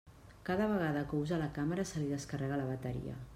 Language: Catalan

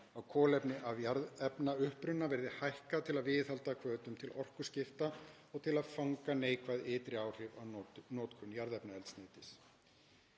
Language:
Icelandic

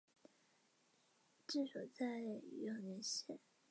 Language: Chinese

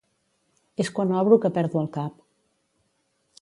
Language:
Catalan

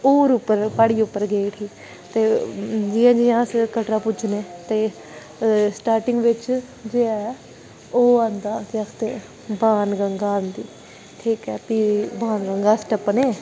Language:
Dogri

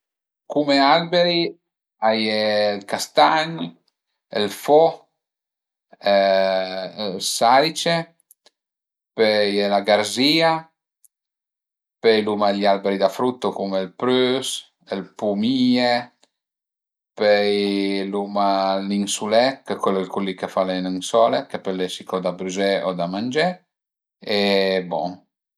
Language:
Piedmontese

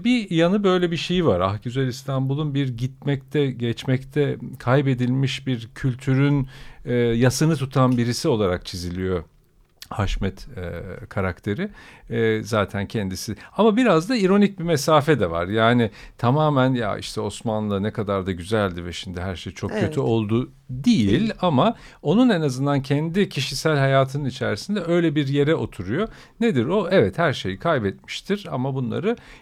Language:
Turkish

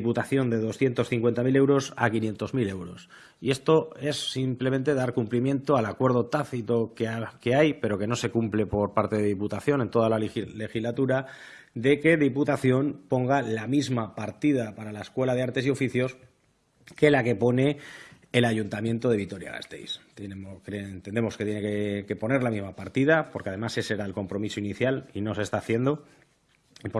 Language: Spanish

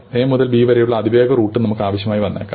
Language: Malayalam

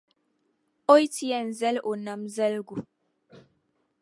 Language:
Dagbani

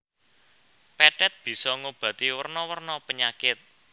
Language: Javanese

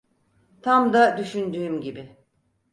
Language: Turkish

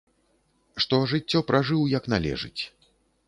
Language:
Belarusian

